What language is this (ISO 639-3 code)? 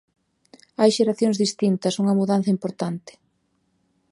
glg